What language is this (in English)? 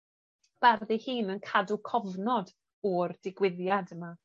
Welsh